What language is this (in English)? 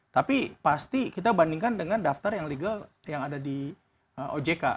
Indonesian